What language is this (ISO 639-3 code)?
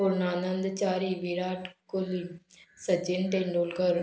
kok